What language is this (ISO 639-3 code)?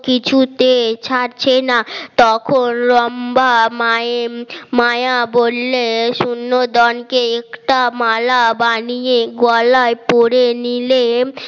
ben